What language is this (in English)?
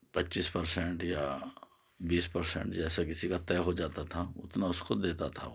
Urdu